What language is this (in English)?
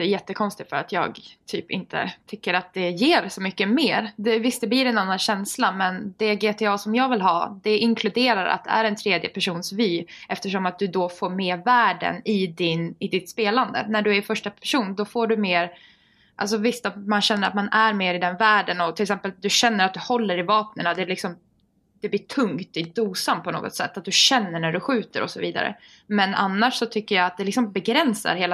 Swedish